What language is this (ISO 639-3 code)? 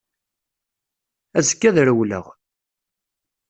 kab